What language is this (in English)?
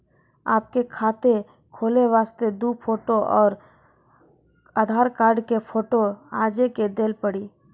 Maithili